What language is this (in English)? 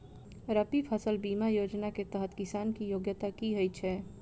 Maithili